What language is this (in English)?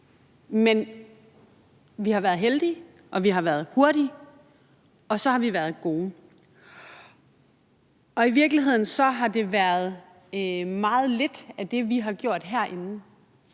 Danish